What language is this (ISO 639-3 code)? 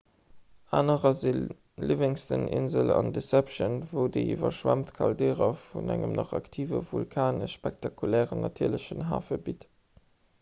ltz